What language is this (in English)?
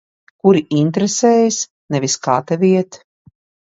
Latvian